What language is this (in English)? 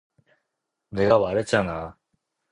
Korean